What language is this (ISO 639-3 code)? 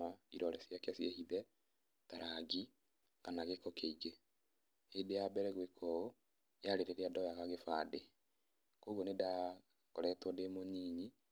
kik